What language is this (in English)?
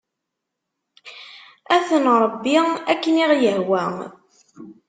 Kabyle